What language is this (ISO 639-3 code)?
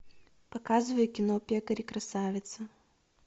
rus